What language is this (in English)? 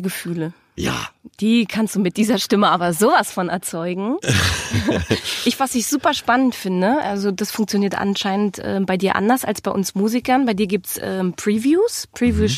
German